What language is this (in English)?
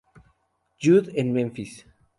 Spanish